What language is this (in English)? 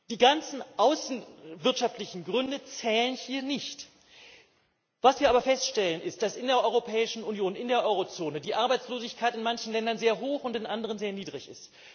German